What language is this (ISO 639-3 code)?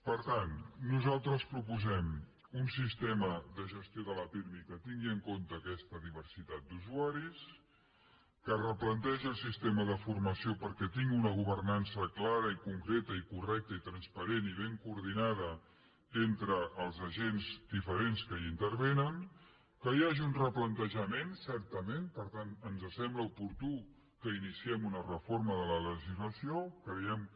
cat